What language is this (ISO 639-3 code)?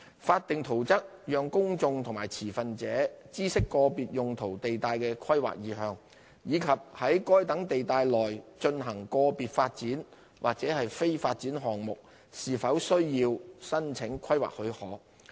yue